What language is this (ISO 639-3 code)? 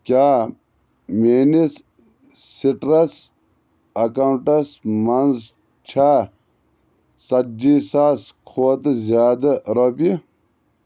kas